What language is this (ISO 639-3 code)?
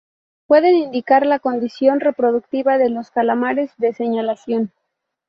spa